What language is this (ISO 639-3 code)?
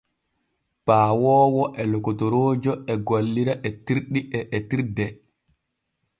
fue